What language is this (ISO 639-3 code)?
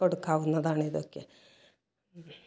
mal